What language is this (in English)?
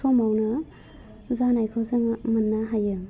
Bodo